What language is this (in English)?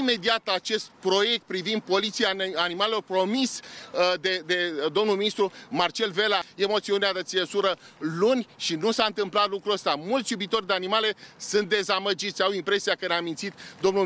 Romanian